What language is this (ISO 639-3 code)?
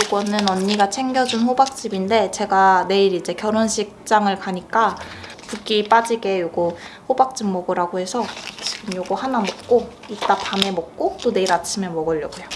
kor